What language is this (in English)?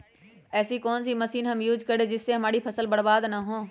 Magahi